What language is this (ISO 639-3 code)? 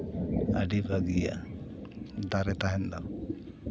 sat